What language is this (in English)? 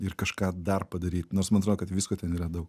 Lithuanian